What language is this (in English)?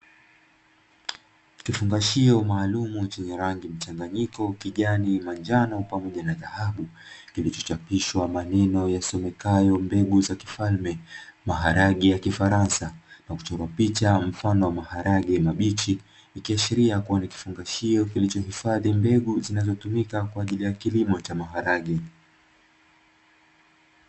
Swahili